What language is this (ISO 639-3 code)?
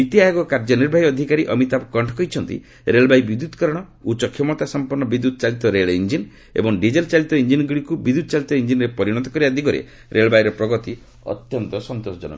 ori